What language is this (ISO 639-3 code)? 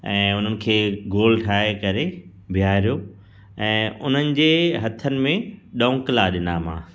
snd